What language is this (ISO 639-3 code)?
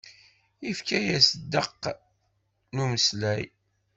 kab